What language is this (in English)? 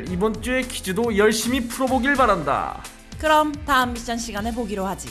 Korean